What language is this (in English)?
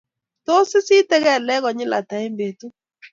Kalenjin